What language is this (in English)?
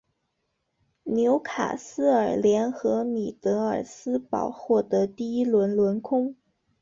Chinese